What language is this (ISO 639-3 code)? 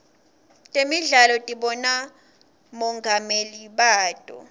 ssw